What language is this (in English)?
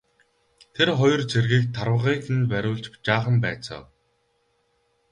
Mongolian